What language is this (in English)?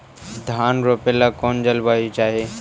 Magahi